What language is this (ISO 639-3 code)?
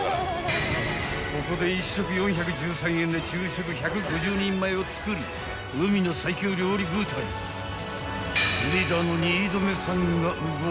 jpn